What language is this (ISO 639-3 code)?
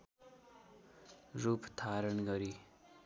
nep